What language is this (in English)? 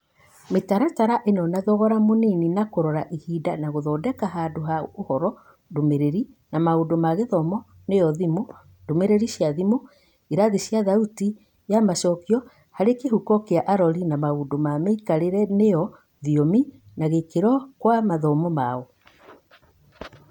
Kikuyu